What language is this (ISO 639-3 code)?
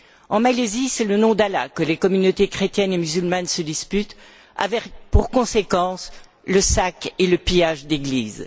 fra